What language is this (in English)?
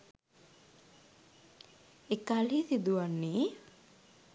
Sinhala